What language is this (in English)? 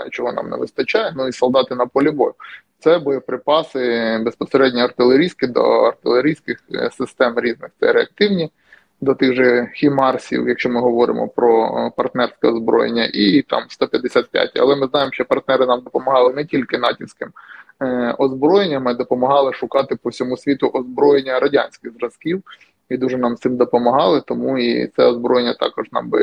Ukrainian